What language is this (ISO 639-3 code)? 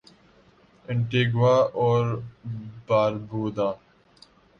urd